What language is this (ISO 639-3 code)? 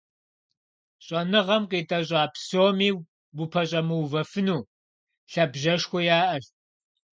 kbd